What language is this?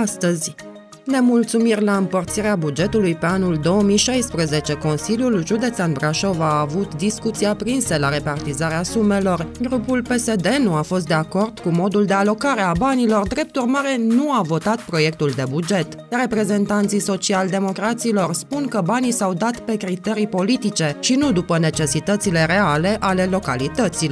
Romanian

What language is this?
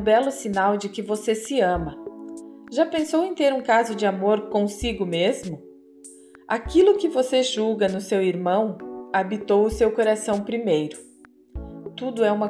Portuguese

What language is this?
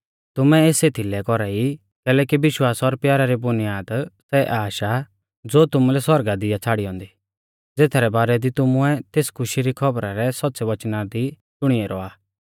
Mahasu Pahari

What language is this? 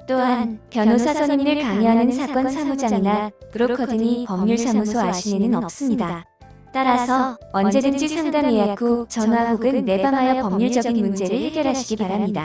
Korean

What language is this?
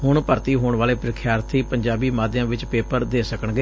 Punjabi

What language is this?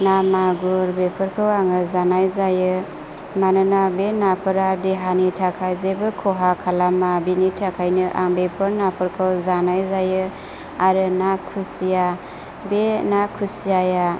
Bodo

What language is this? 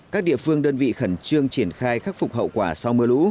Vietnamese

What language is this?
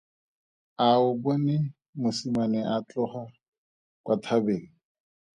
Tswana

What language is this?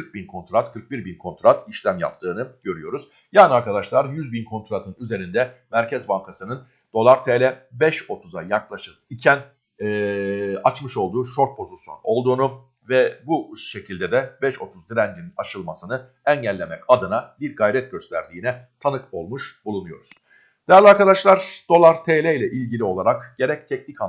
Turkish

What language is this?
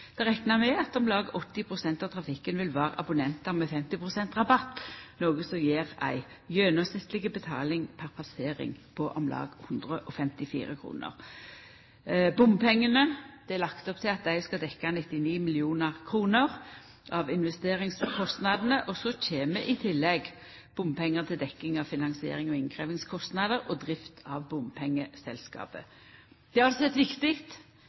Norwegian Nynorsk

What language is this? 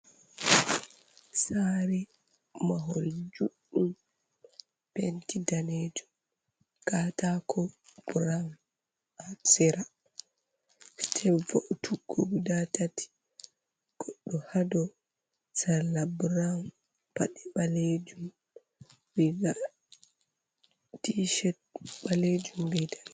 Fula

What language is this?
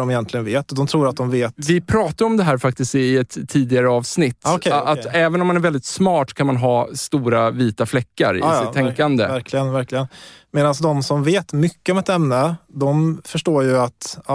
Swedish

